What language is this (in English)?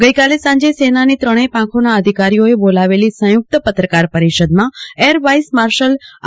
Gujarati